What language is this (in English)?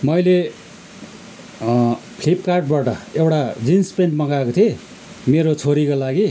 Nepali